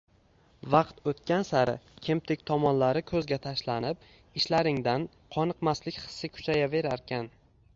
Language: Uzbek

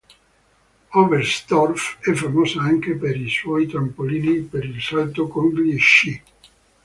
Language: Italian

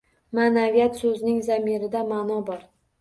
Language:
Uzbek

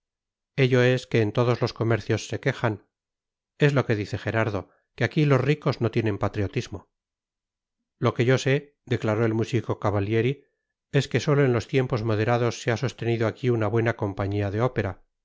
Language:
Spanish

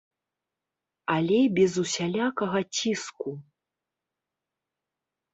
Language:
Belarusian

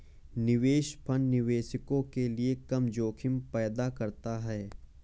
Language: Hindi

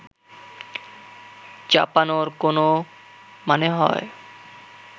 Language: Bangla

